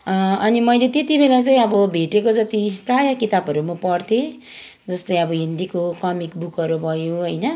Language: Nepali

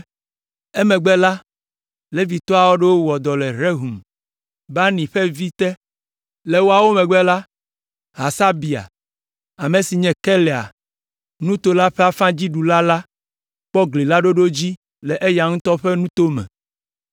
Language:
Ewe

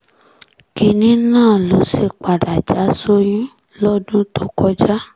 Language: Yoruba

